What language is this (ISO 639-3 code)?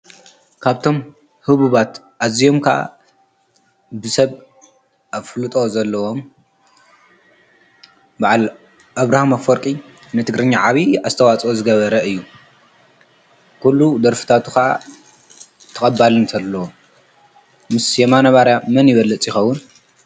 tir